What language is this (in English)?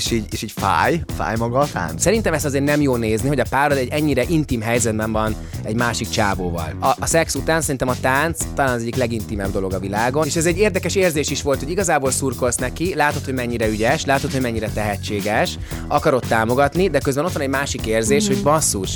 Hungarian